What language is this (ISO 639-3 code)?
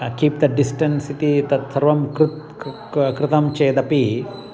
san